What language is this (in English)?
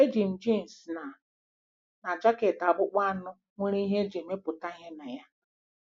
Igbo